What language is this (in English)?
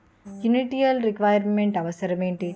Telugu